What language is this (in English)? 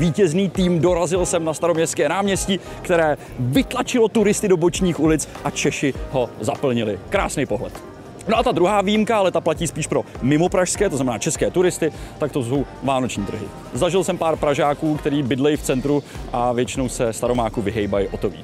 Czech